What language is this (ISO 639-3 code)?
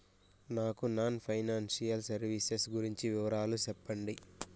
tel